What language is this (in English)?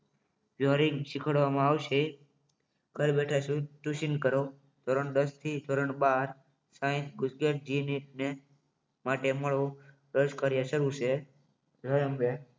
Gujarati